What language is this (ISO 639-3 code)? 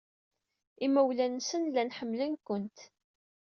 kab